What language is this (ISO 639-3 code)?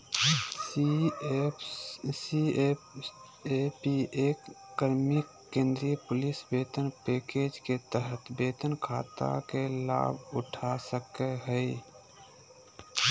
mag